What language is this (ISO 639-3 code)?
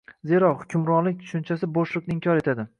uzb